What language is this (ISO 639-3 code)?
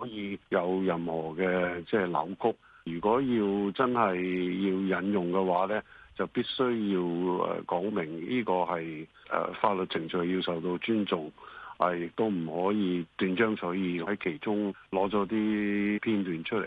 zho